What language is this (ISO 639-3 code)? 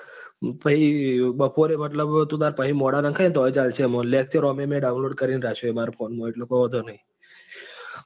guj